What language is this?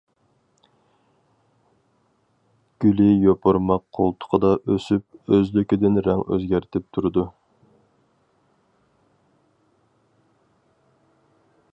Uyghur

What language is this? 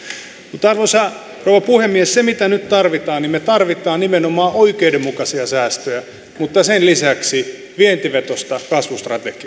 Finnish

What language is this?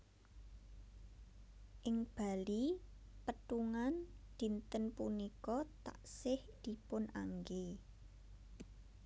Javanese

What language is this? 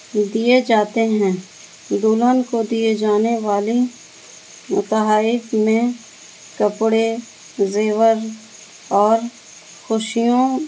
Urdu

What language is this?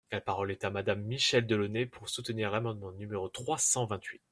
French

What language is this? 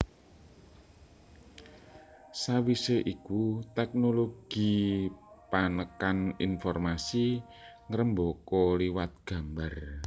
Javanese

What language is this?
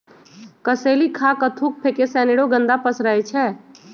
Magahi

